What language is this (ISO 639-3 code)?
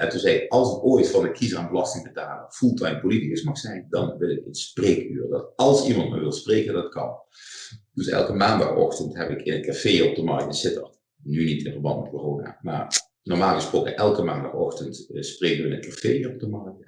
nld